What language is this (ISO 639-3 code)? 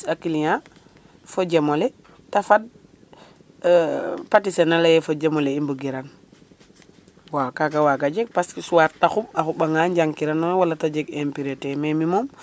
srr